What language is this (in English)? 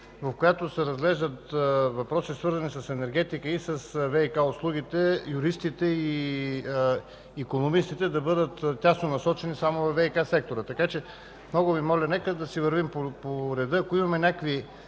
Bulgarian